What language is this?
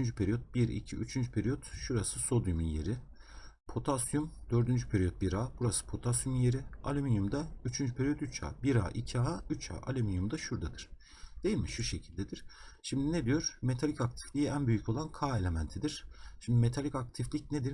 Turkish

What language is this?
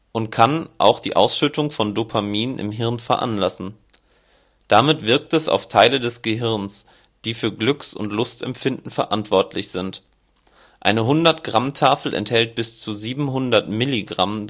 German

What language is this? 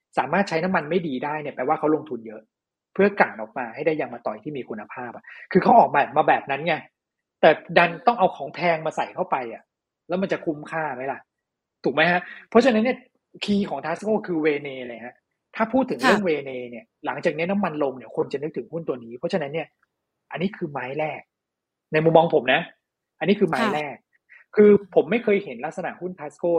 Thai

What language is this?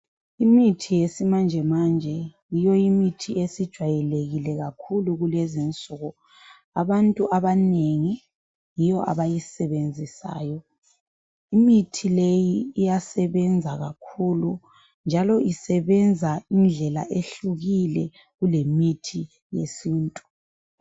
North Ndebele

